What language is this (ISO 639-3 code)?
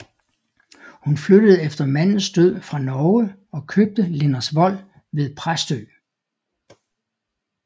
dan